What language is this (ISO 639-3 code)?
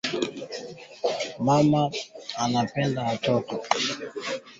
swa